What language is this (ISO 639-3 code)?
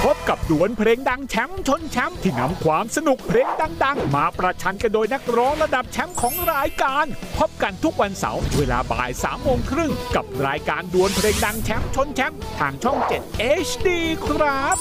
tha